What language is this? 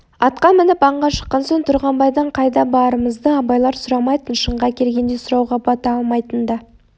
Kazakh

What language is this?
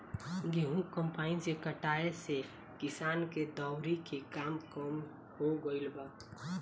Bhojpuri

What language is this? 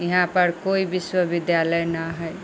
Maithili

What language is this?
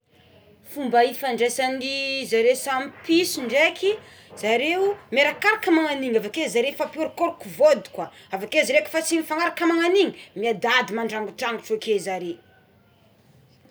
Tsimihety Malagasy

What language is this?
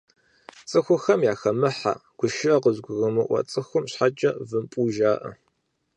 Kabardian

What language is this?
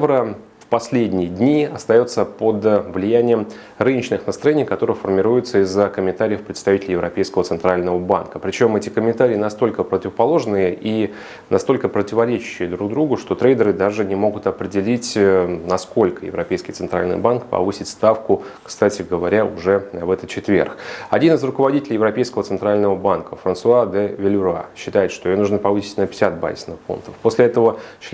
Russian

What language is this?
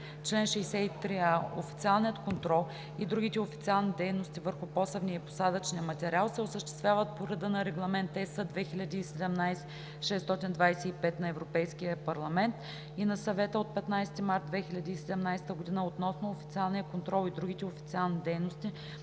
Bulgarian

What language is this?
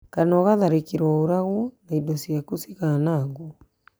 Kikuyu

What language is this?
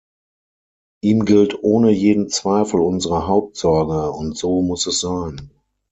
German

